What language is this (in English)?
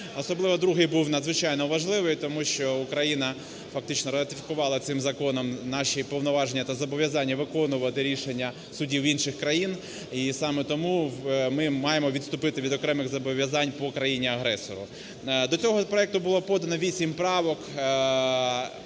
Ukrainian